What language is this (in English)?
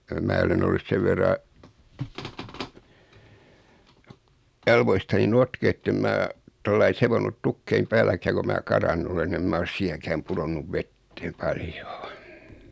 Finnish